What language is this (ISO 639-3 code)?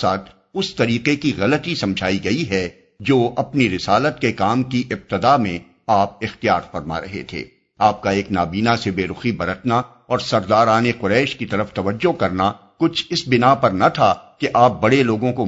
urd